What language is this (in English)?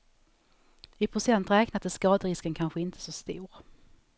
Swedish